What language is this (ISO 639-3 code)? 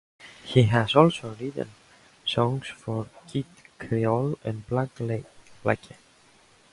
eng